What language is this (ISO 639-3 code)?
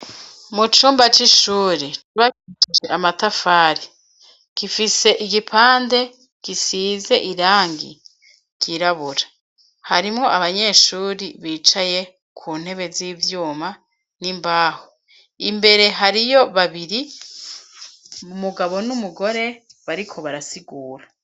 run